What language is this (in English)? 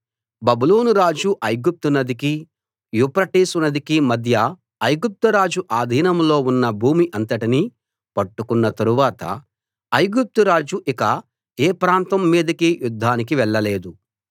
Telugu